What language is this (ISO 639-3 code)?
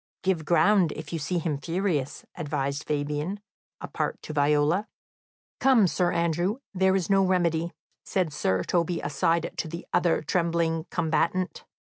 eng